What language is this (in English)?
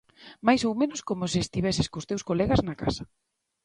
Galician